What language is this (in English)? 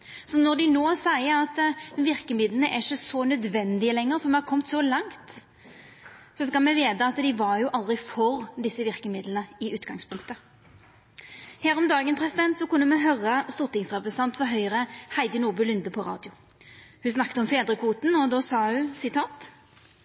Norwegian Nynorsk